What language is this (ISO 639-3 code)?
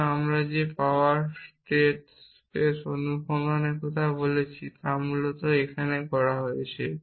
ben